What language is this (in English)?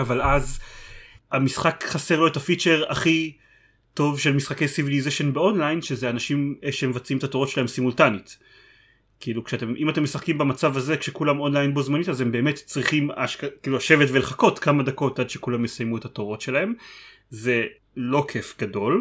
Hebrew